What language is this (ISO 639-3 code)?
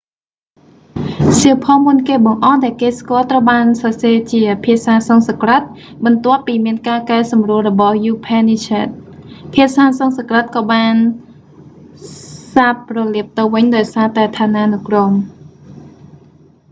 khm